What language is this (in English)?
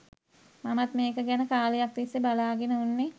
Sinhala